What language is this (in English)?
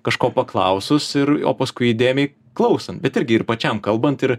Lithuanian